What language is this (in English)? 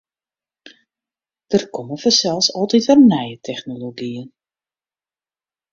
Western Frisian